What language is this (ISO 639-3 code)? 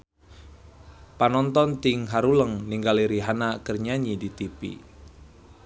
sun